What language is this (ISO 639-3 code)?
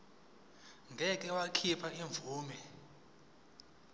zul